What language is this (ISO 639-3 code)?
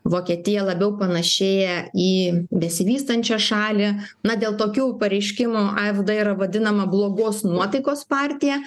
lit